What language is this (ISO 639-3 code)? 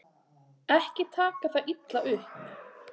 isl